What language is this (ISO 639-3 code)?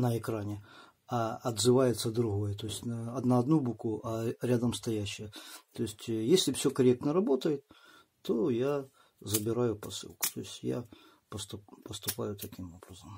rus